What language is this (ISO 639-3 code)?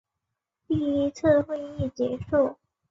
zho